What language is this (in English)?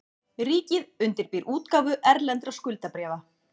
Icelandic